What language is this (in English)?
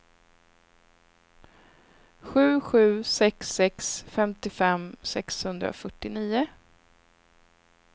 Swedish